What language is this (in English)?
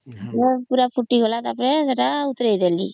Odia